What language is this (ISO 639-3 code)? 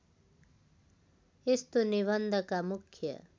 nep